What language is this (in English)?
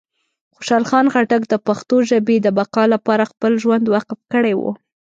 Pashto